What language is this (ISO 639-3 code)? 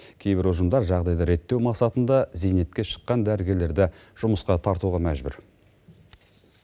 kaz